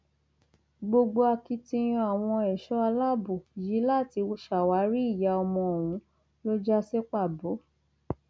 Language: Yoruba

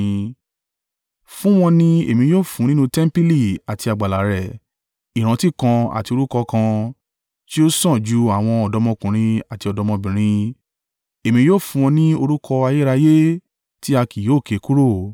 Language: Yoruba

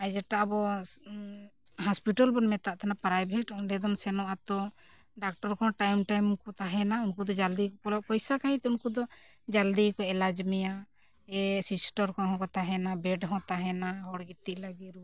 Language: Santali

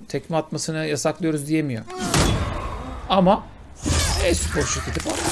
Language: Turkish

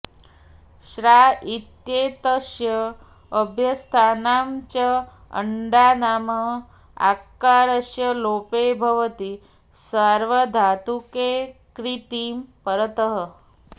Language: Sanskrit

